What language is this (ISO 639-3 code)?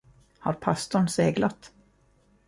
swe